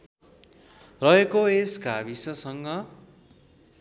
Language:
Nepali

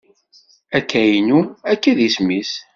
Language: Kabyle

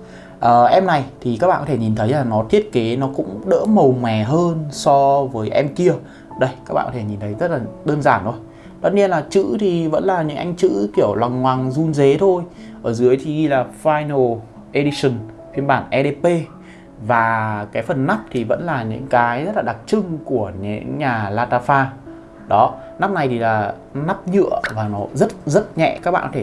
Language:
Vietnamese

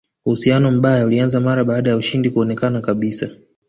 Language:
Swahili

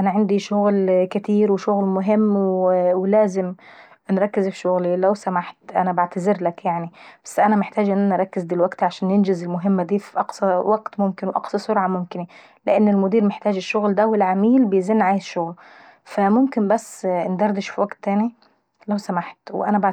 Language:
Saidi Arabic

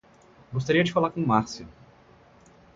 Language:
Portuguese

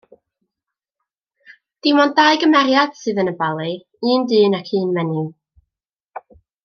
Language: Welsh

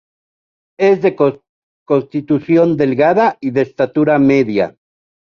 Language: Spanish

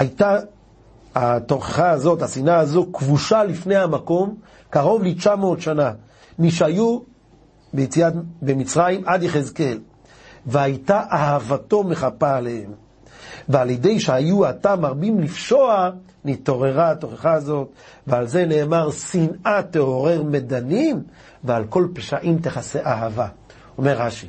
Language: Hebrew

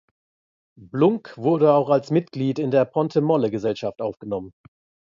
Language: German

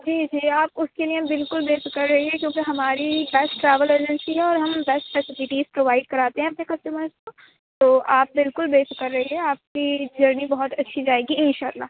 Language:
Urdu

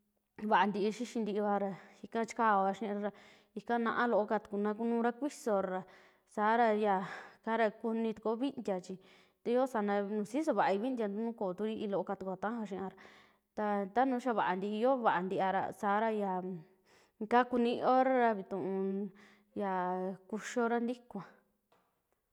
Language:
Western Juxtlahuaca Mixtec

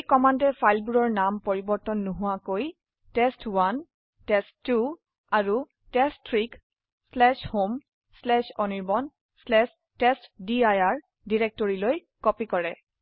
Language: Assamese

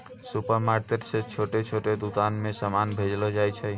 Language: Maithili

